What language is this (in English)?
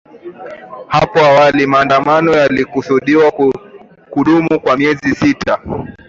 Swahili